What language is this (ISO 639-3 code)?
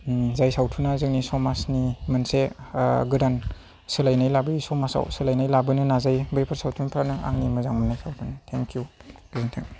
brx